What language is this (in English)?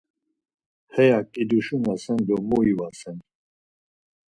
Laz